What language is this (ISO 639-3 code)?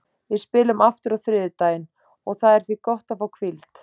isl